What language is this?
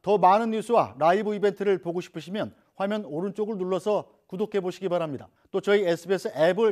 Korean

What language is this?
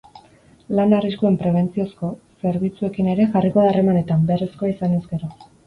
Basque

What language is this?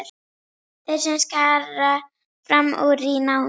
Icelandic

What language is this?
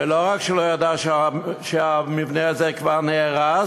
Hebrew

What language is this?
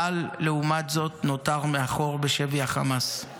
Hebrew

